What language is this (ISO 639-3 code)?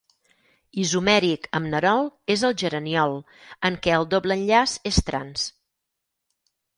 cat